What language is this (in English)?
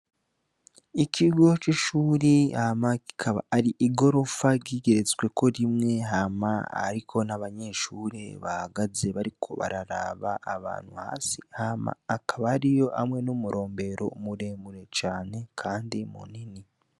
Rundi